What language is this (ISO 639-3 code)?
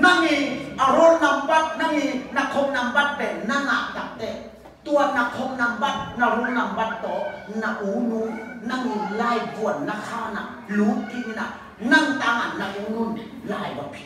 tha